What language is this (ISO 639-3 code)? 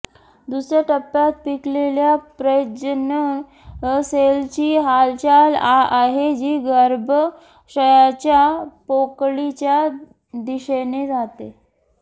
mar